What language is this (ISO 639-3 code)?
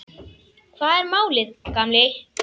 isl